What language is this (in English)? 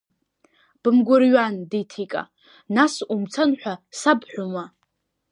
Abkhazian